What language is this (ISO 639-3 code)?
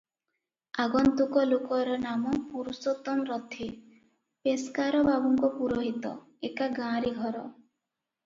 ori